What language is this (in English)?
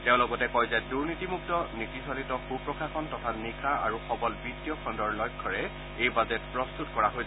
Assamese